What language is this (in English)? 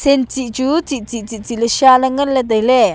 Wancho Naga